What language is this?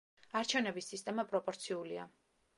Georgian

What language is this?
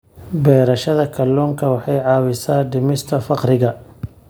Somali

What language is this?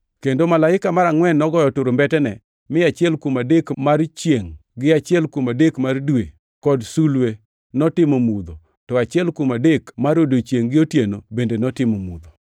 Luo (Kenya and Tanzania)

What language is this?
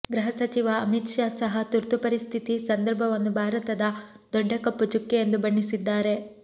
Kannada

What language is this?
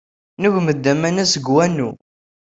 Kabyle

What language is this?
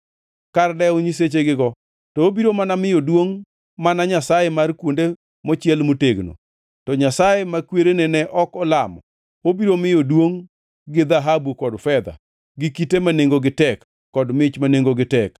Luo (Kenya and Tanzania)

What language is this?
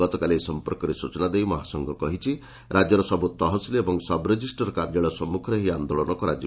Odia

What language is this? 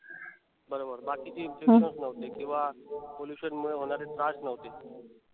Marathi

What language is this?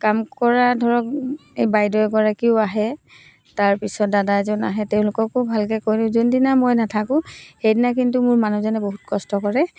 Assamese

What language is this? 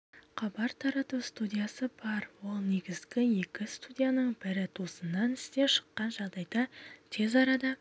Kazakh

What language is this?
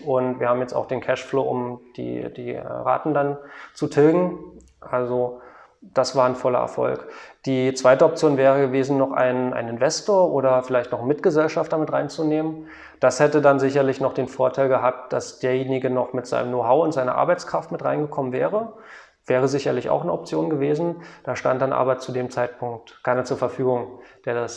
German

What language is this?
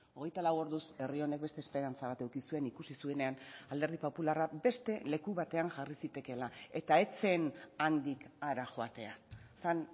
Basque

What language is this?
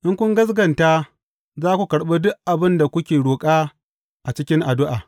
Hausa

